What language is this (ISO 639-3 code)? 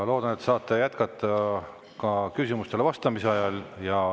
est